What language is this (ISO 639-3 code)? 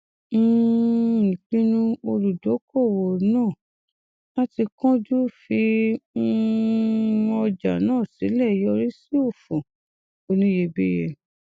yor